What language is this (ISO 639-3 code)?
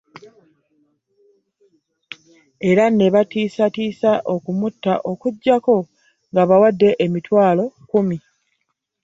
lug